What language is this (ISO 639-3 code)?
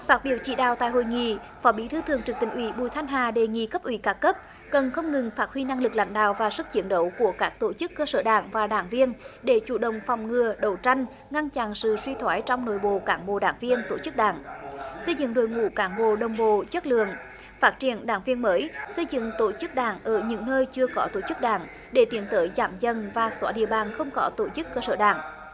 vie